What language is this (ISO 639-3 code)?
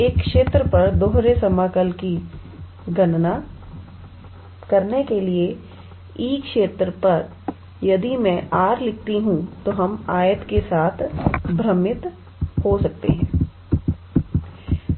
hin